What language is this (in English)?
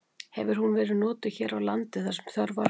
Icelandic